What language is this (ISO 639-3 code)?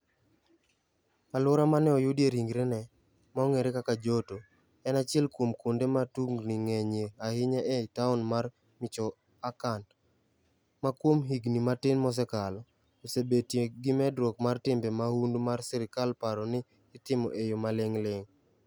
luo